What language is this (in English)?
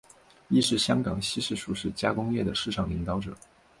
Chinese